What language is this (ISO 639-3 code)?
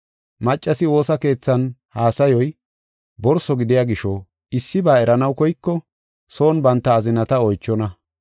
gof